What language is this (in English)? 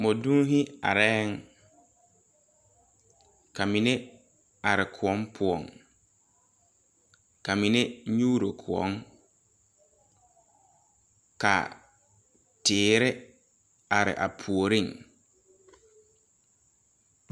Southern Dagaare